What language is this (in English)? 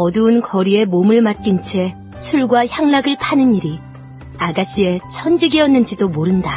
Korean